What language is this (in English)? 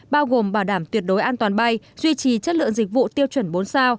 Vietnamese